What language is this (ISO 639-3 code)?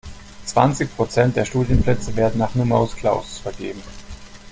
deu